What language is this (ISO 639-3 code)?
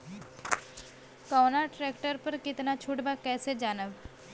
bho